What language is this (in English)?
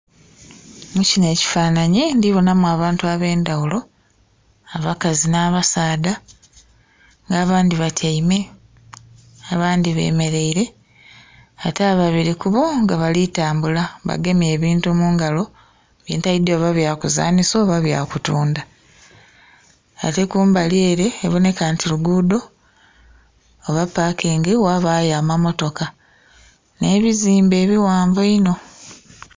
Soga